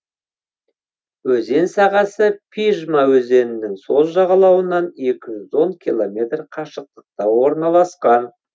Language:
Kazakh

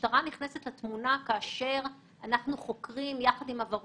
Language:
Hebrew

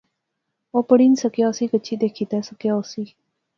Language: Pahari-Potwari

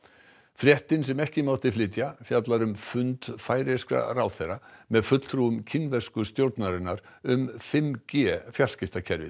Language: Icelandic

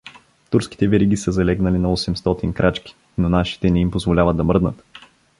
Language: Bulgarian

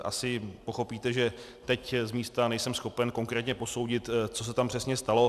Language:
Czech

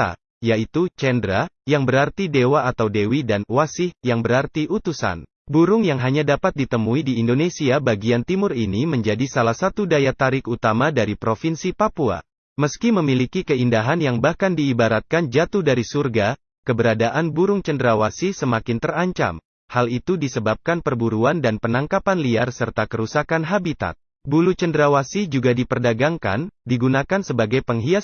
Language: Indonesian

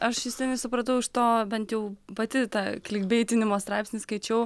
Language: Lithuanian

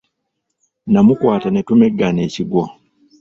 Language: Ganda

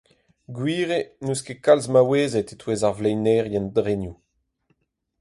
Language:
Breton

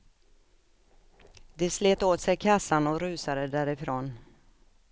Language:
Swedish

